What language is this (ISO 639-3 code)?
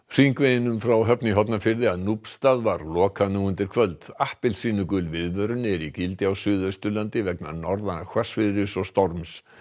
isl